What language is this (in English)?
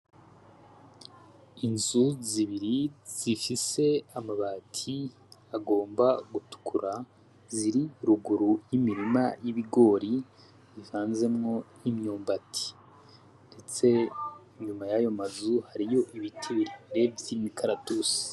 Rundi